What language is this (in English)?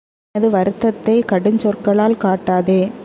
Tamil